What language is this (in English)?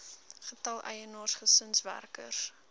Afrikaans